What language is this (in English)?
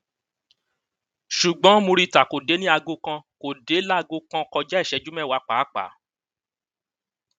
Yoruba